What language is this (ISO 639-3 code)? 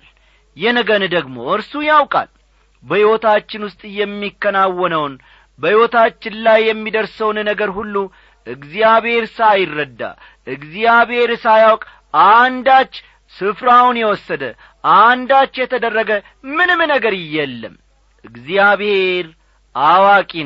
amh